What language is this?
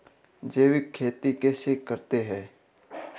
Hindi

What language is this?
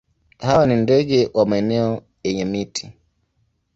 Swahili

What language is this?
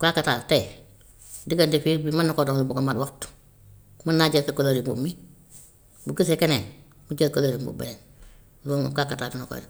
Gambian Wolof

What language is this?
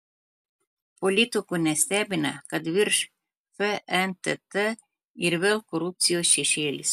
Lithuanian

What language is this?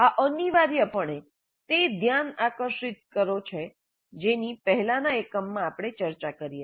Gujarati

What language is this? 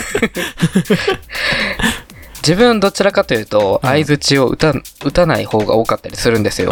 Japanese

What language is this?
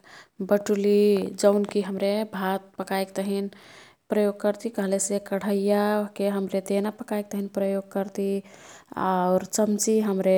Kathoriya Tharu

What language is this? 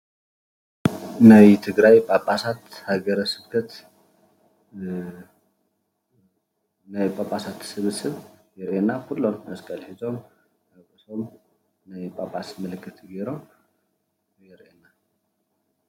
Tigrinya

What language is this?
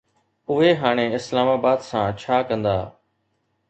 Sindhi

